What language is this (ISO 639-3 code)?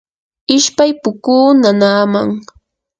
qur